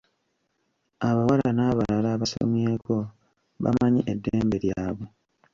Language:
Ganda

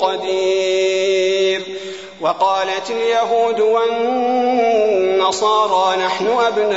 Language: Arabic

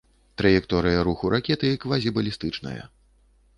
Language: Belarusian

